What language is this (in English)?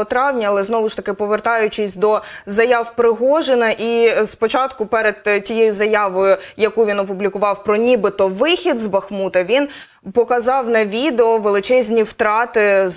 Ukrainian